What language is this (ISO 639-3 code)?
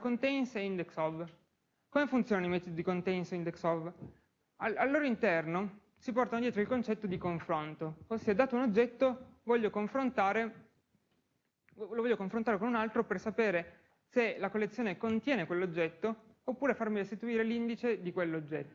ita